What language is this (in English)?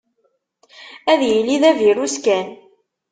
Kabyle